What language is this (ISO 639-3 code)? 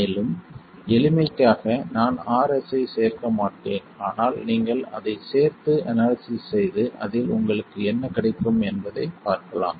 tam